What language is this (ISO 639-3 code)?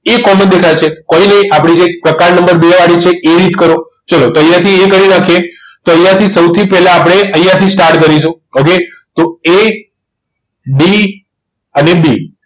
guj